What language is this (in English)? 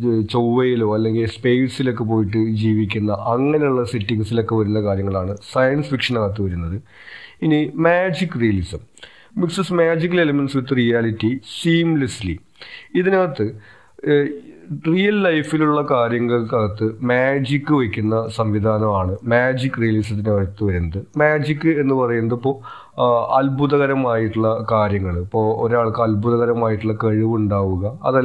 Malayalam